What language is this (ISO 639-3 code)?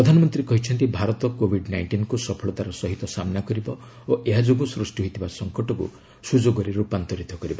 ori